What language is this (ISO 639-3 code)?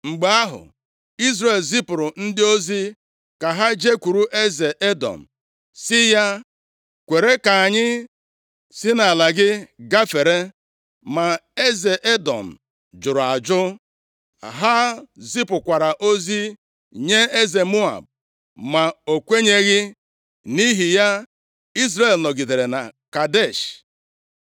ibo